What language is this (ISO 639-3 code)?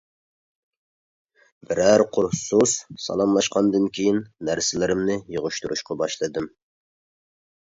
uig